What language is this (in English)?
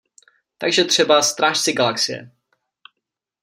Czech